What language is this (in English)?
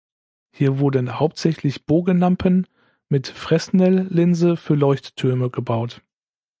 German